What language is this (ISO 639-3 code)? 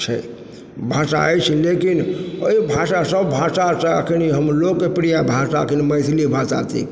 mai